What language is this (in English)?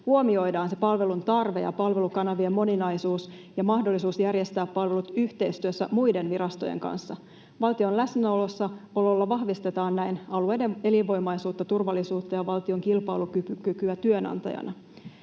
Finnish